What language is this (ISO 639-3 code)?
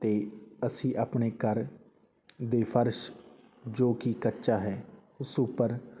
pan